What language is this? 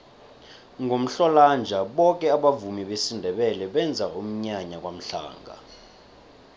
South Ndebele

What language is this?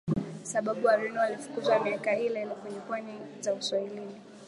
Swahili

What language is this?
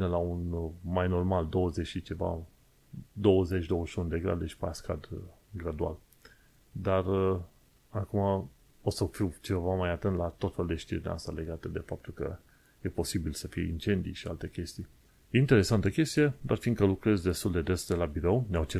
Romanian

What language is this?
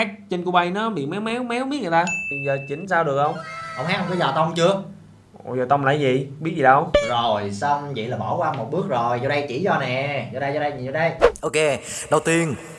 Vietnamese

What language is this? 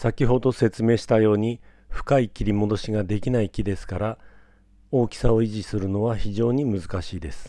Japanese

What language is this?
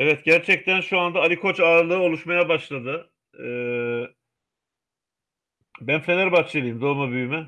Turkish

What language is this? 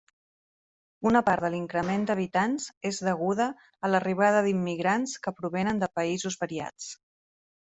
Catalan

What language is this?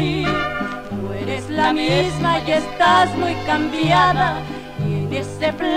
Spanish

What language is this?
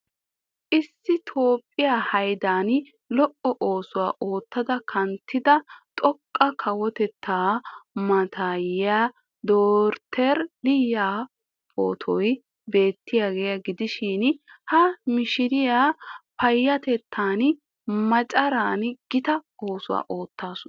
Wolaytta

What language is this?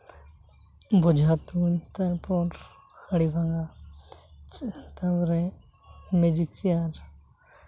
Santali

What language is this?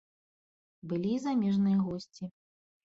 Belarusian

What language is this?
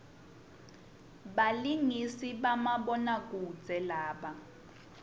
Swati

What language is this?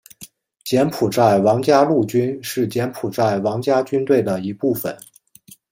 Chinese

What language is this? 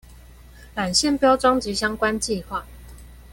Chinese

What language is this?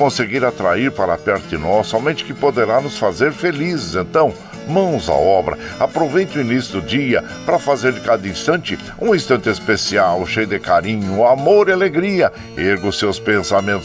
Portuguese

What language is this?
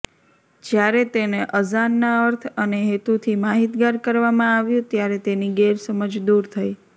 Gujarati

